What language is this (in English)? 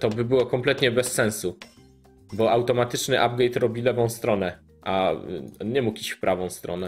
Polish